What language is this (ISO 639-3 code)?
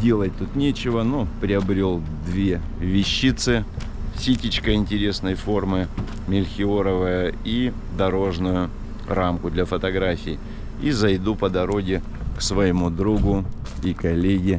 rus